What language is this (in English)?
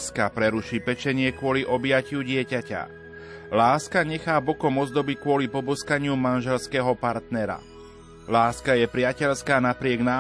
Slovak